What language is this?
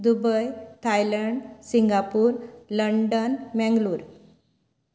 Konkani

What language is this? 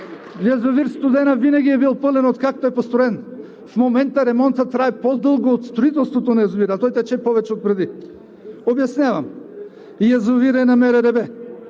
Bulgarian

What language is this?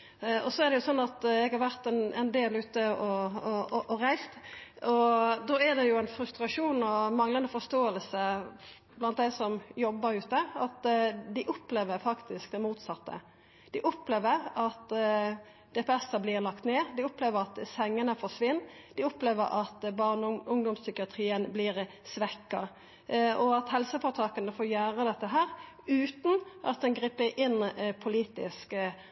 Norwegian Nynorsk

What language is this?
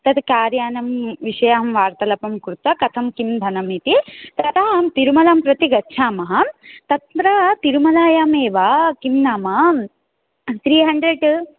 Sanskrit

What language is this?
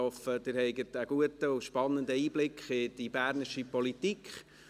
Swiss German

